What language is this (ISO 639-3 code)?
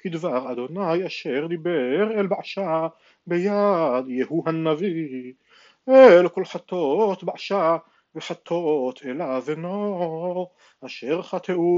heb